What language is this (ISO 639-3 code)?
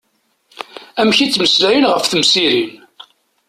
kab